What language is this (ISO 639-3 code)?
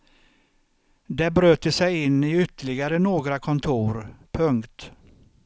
swe